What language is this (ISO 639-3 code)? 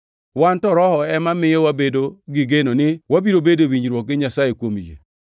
luo